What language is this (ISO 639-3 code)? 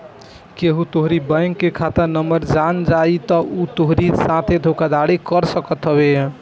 bho